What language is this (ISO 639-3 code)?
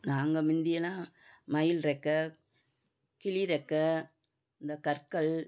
tam